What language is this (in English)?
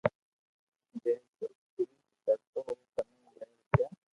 Loarki